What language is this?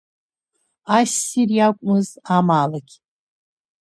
Abkhazian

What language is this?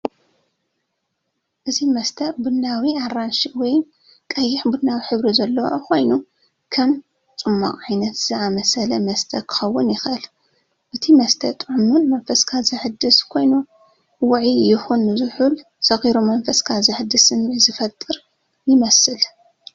Tigrinya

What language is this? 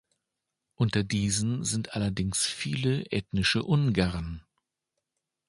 German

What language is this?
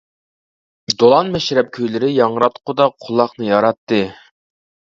Uyghur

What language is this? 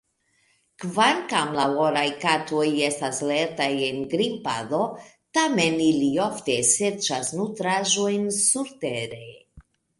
Esperanto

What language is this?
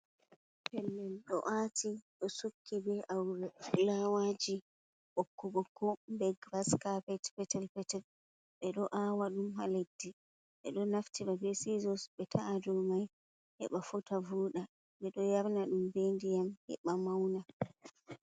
Fula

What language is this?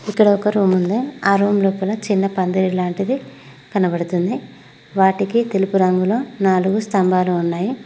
Telugu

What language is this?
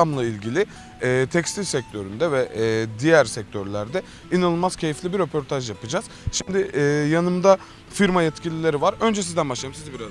Turkish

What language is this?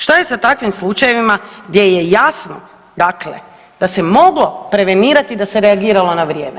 Croatian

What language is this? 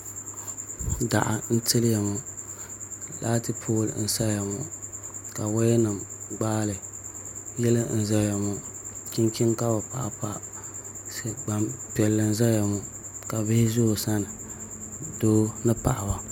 Dagbani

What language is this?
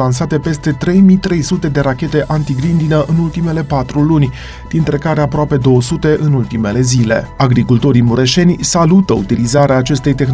Romanian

